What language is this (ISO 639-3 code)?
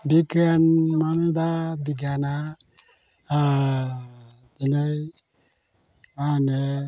brx